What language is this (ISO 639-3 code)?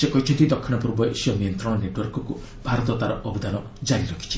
ori